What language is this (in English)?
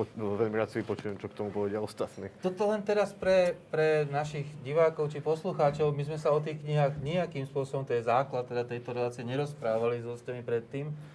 Slovak